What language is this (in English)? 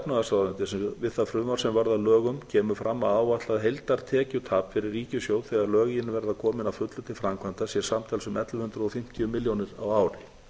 Icelandic